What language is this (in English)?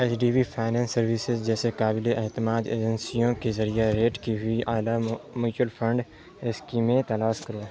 Urdu